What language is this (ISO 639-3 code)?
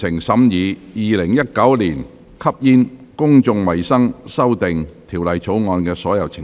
yue